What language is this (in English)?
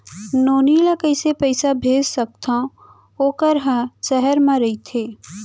Chhattisgarhi